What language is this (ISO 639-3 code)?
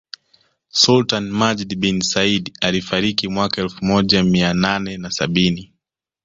swa